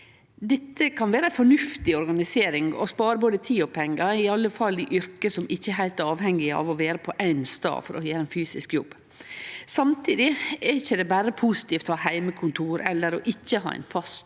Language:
Norwegian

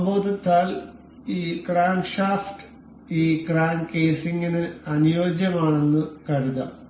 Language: Malayalam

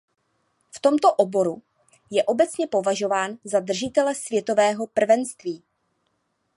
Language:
Czech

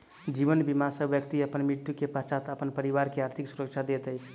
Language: Maithili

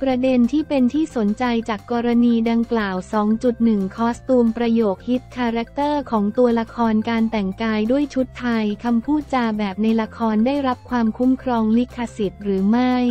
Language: Thai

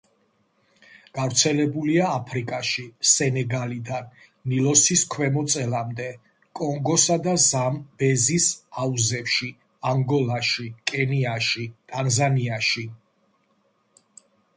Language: Georgian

